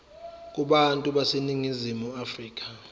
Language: Zulu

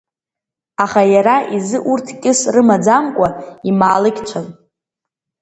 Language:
Abkhazian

